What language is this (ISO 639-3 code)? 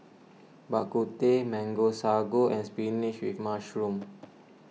eng